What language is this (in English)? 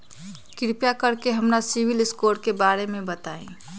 Magahi